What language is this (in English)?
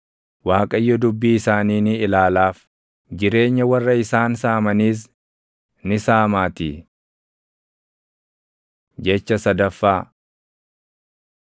Oromo